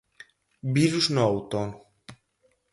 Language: Galician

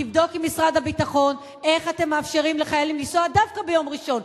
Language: Hebrew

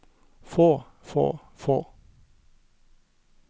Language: Norwegian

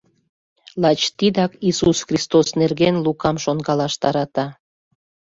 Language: Mari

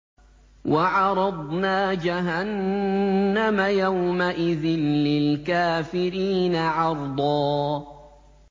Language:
Arabic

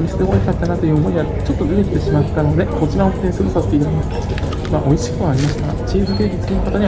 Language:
Japanese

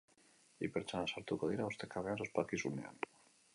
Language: Basque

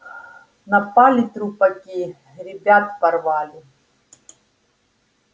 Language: Russian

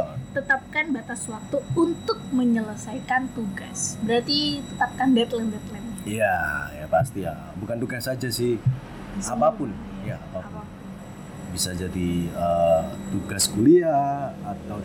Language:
Indonesian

